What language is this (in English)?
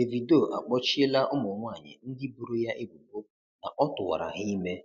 Igbo